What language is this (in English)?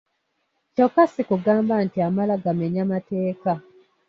Ganda